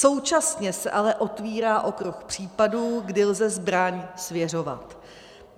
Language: Czech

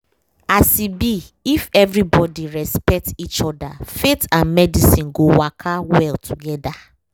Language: Nigerian Pidgin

